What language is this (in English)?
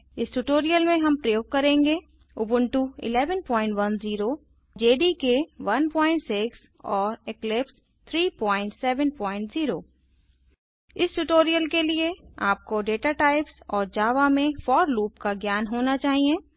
Hindi